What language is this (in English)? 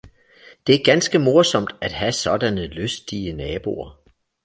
Danish